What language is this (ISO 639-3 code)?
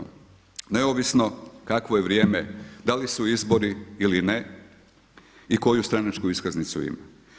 hrv